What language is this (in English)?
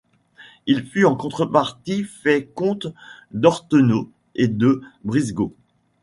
French